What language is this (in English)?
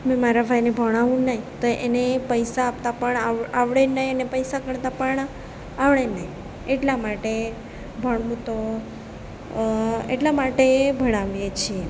Gujarati